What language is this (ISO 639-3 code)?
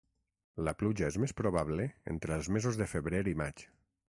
cat